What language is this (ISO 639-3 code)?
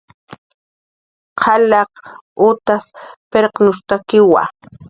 jqr